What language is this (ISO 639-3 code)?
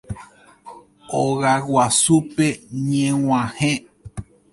grn